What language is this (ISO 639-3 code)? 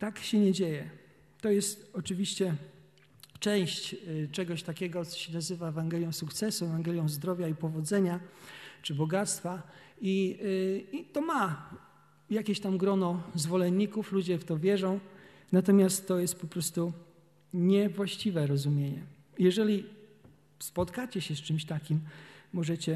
pol